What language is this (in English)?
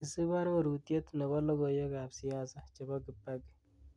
Kalenjin